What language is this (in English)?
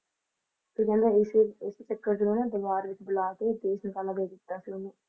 Punjabi